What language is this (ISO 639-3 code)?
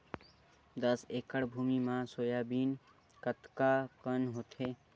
hne